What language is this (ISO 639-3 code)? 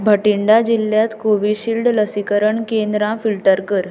kok